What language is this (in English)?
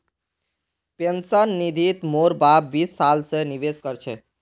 Magahi